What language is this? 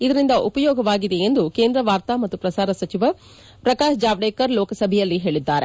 Kannada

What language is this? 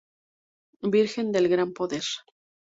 Spanish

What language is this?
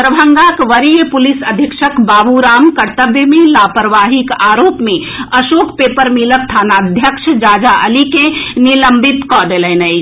Maithili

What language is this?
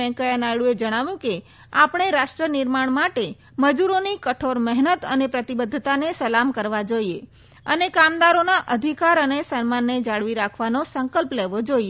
Gujarati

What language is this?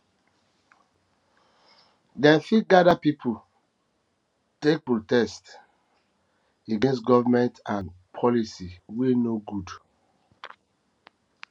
Nigerian Pidgin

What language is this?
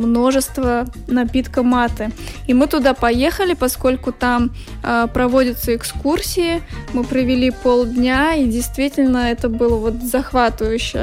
Russian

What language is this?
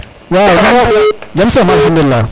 Serer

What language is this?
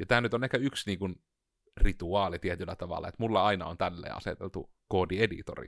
Finnish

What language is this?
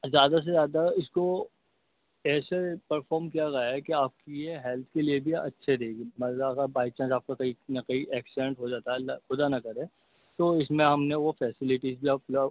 Urdu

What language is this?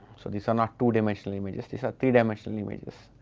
English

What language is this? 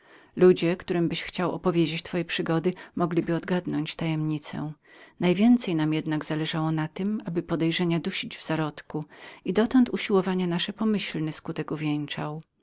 Polish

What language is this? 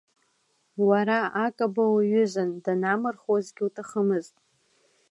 Abkhazian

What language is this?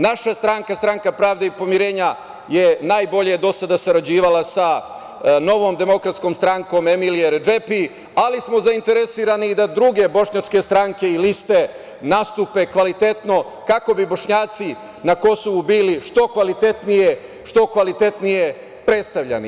Serbian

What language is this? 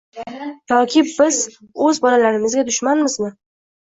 Uzbek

